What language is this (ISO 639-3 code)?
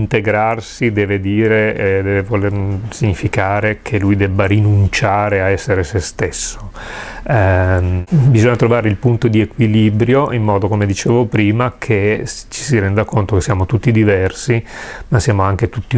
ita